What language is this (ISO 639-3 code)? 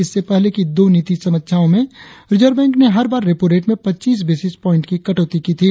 hin